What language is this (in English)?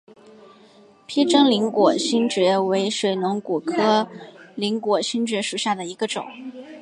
Chinese